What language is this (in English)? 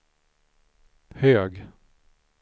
Swedish